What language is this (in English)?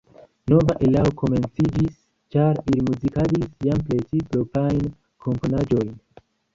Esperanto